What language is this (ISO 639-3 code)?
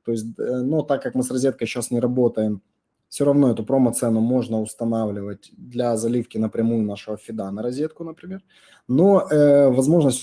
rus